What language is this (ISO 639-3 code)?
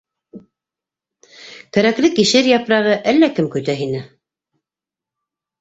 bak